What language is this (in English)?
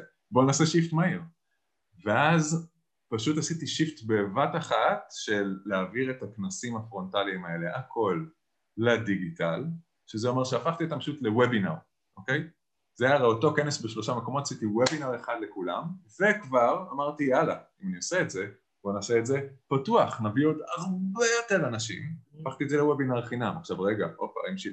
Hebrew